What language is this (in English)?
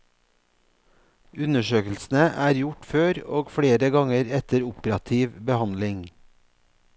Norwegian